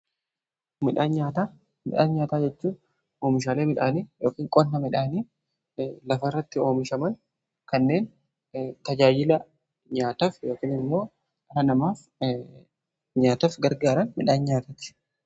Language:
Oromo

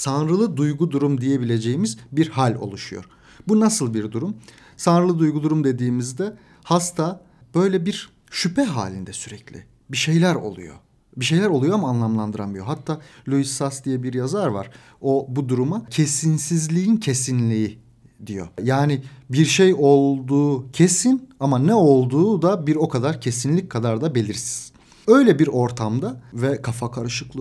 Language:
Turkish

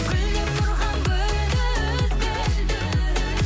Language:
Kazakh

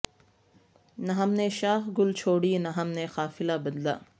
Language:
Urdu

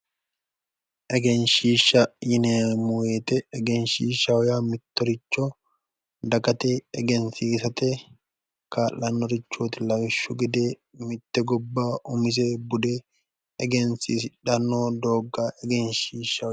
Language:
Sidamo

